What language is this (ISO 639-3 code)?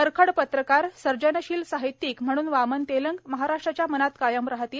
mar